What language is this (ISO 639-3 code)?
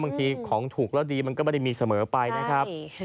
tha